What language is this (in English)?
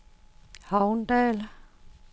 Danish